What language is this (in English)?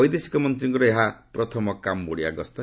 Odia